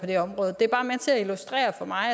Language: Danish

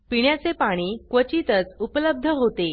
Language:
Marathi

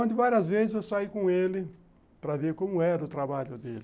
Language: Portuguese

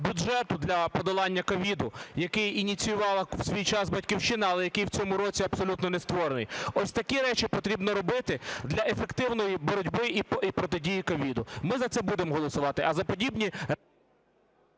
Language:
Ukrainian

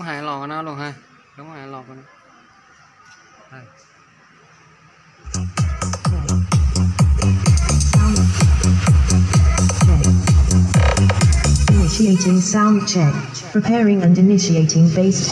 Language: Vietnamese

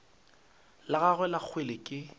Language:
Northern Sotho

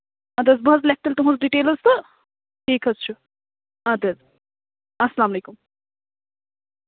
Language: Kashmiri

